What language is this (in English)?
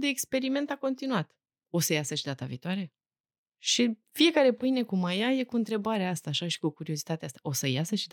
Romanian